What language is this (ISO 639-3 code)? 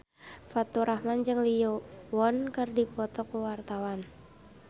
sun